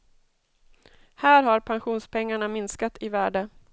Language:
Swedish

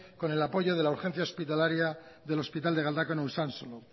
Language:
Spanish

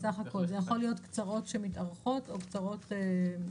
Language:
Hebrew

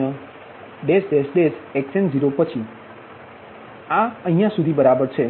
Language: Gujarati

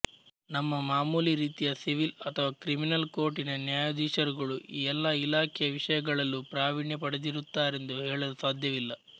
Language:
Kannada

